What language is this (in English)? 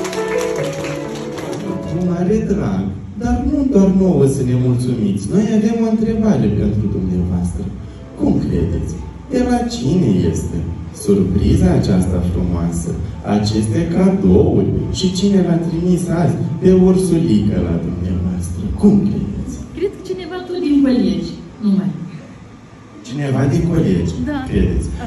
Romanian